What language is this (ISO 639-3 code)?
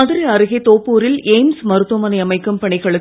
tam